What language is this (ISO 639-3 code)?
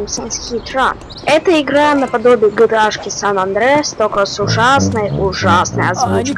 rus